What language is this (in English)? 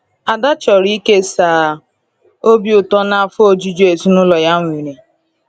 Igbo